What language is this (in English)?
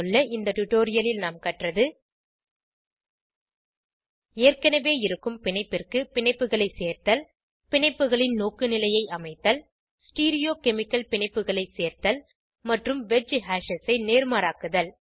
Tamil